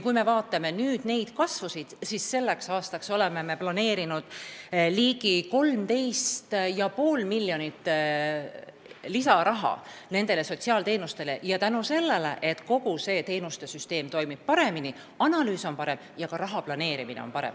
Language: Estonian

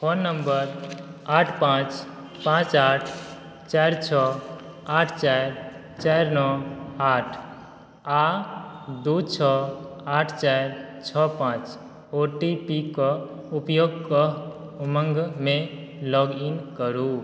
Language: Maithili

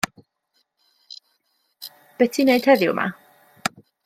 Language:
Welsh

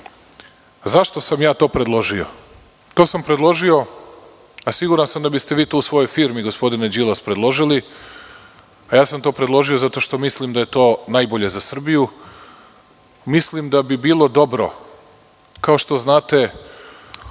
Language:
Serbian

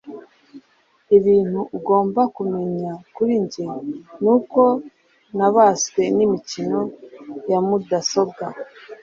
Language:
Kinyarwanda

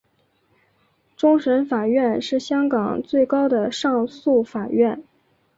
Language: Chinese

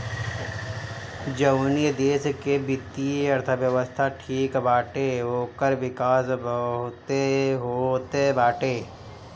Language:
Bhojpuri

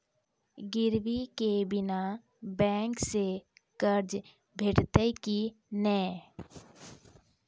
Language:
Maithili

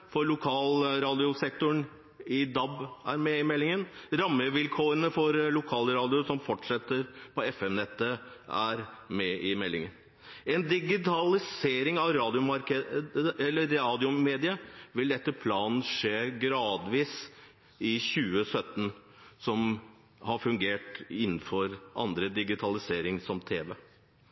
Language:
Norwegian Bokmål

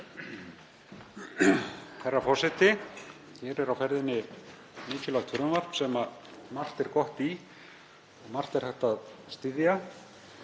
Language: Icelandic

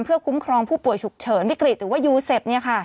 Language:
Thai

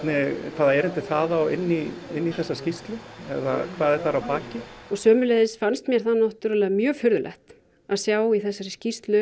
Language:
Icelandic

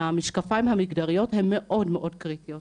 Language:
Hebrew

